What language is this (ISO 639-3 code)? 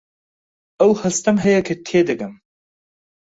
ckb